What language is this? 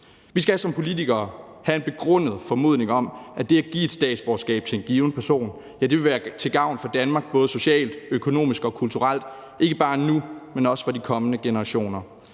Danish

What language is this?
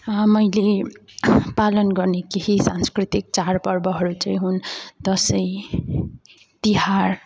Nepali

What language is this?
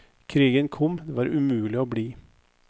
Norwegian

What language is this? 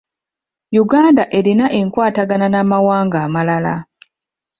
Ganda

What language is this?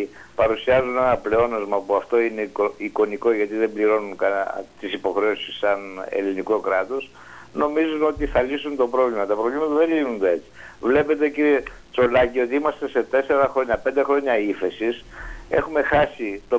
Greek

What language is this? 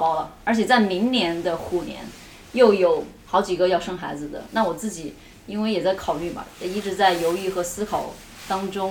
Chinese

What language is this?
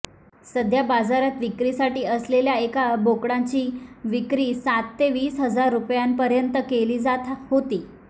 Marathi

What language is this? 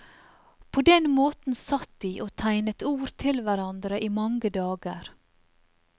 Norwegian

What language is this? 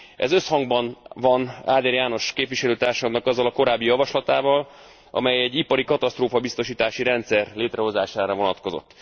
Hungarian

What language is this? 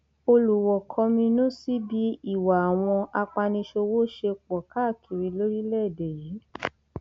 Yoruba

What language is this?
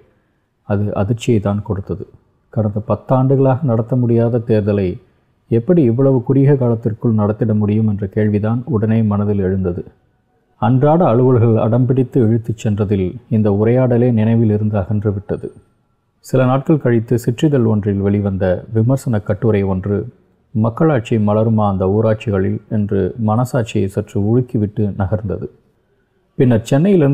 Tamil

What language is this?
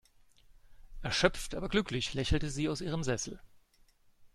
German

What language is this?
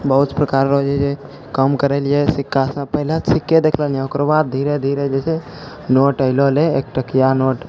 Maithili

